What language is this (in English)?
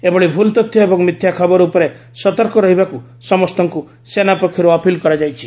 Odia